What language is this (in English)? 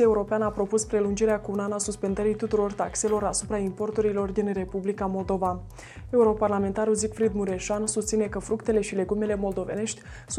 Romanian